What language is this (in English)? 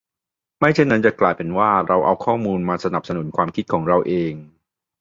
Thai